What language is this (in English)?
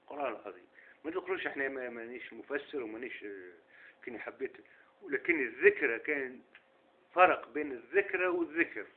Arabic